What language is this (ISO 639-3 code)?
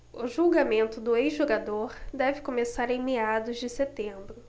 por